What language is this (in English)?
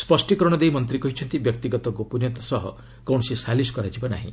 Odia